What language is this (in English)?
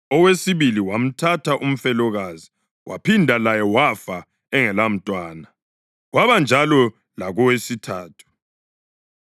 North Ndebele